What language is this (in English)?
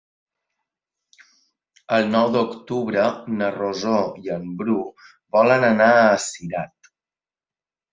Catalan